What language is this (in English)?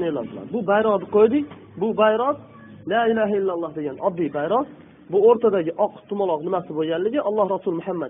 Turkish